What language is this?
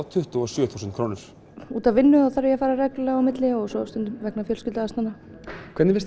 Icelandic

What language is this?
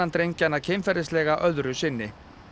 Icelandic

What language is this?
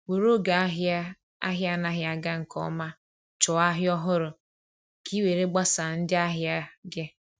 Igbo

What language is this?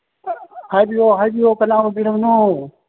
Manipuri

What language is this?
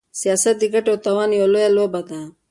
Pashto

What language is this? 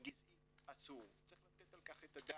Hebrew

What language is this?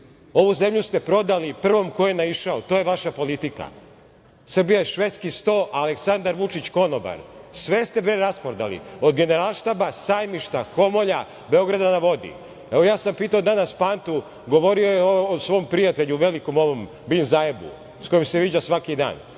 Serbian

